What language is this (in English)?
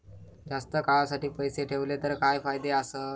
Marathi